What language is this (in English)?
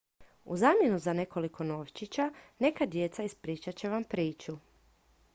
Croatian